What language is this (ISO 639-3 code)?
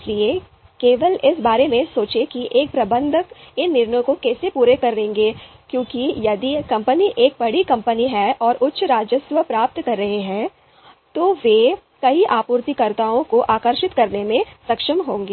hin